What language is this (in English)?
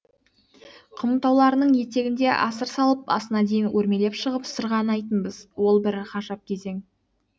Kazakh